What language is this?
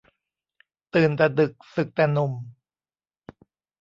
Thai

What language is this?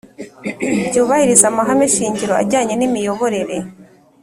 Kinyarwanda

